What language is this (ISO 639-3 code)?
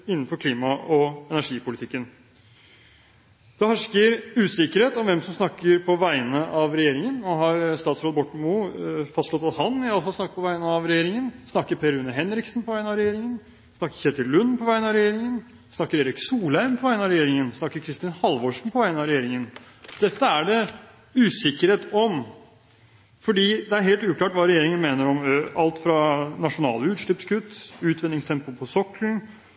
nob